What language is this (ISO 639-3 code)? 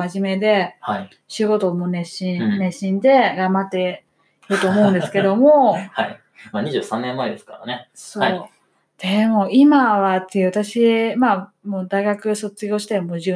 jpn